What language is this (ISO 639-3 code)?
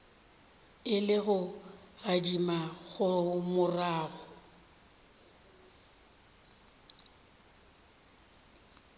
nso